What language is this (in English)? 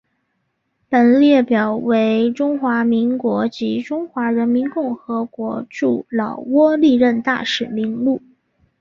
Chinese